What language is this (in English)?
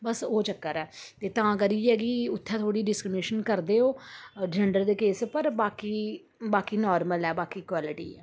Dogri